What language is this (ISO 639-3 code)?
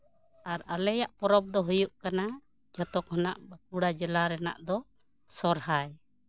sat